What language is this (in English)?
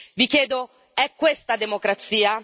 Italian